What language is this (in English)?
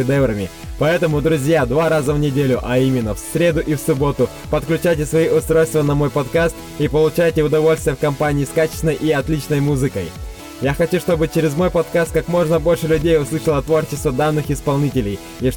Russian